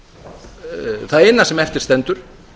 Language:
Icelandic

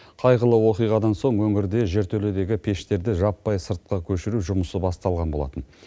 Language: Kazakh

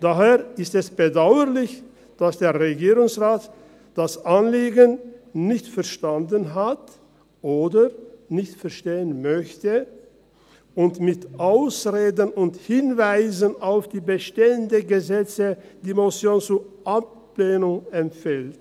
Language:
Swiss German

